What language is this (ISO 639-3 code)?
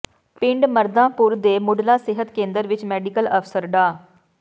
pan